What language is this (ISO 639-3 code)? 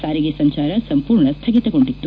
kan